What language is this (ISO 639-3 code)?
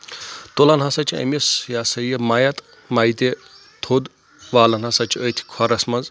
kas